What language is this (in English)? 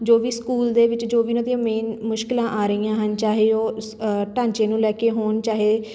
Punjabi